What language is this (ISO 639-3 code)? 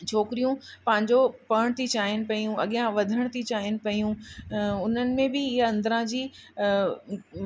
snd